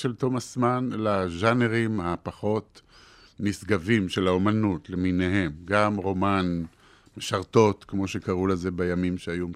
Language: Hebrew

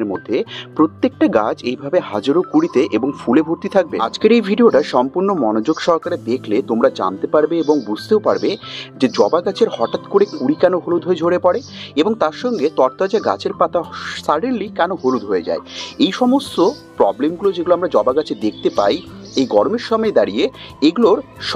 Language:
Bangla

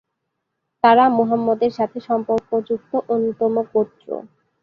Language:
Bangla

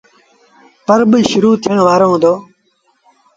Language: Sindhi Bhil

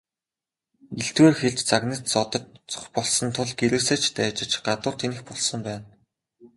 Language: Mongolian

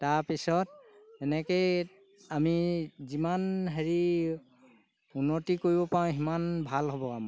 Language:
Assamese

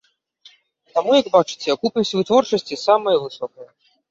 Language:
Belarusian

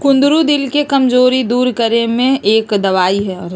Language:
Magahi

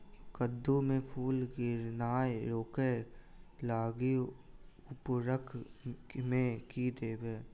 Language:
Maithili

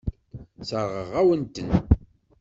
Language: Kabyle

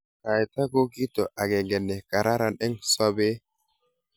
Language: Kalenjin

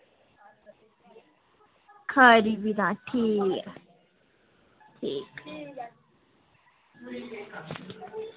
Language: Dogri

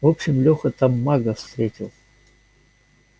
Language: Russian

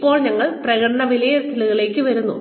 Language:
Malayalam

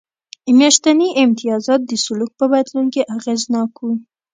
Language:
Pashto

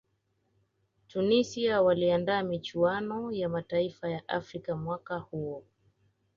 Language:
Swahili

